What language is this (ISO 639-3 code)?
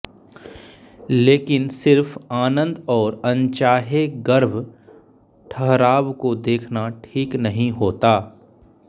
hin